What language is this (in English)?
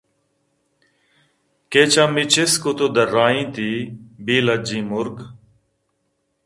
Eastern Balochi